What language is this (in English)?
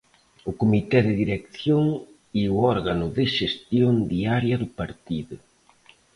Galician